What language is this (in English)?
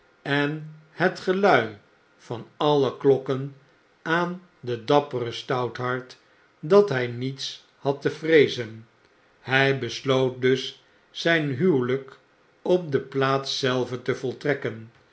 Dutch